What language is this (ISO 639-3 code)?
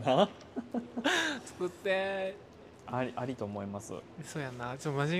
jpn